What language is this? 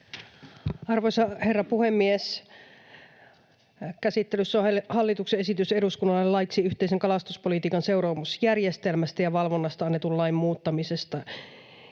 Finnish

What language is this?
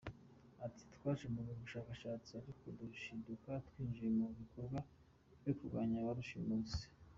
Kinyarwanda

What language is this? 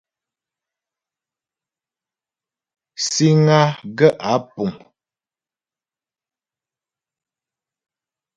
Ghomala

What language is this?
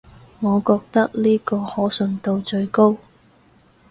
Cantonese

